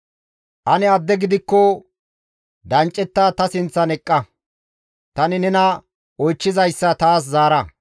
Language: Gamo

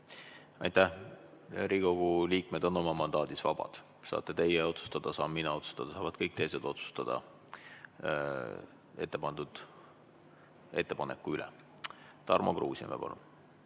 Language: Estonian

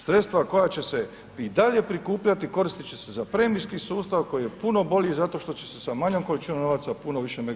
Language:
Croatian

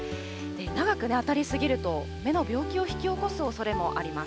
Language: Japanese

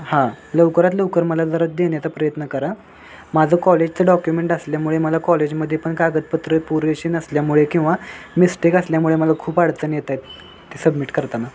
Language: Marathi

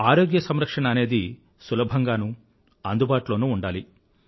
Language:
Telugu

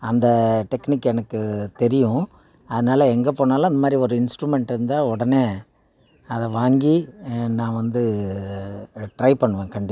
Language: Tamil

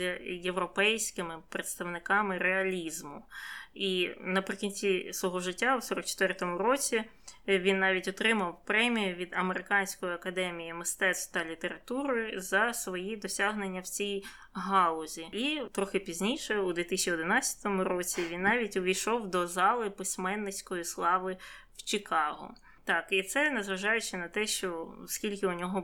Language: Ukrainian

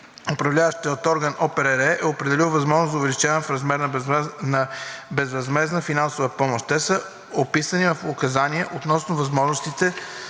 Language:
Bulgarian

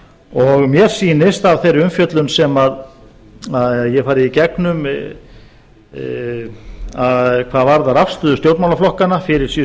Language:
Icelandic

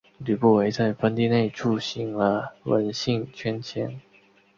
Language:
Chinese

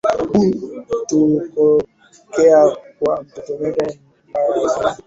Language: Swahili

